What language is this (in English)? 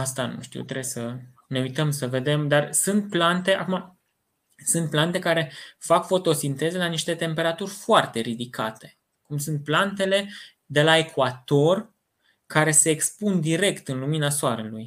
Romanian